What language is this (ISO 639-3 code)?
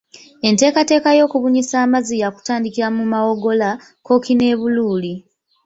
lug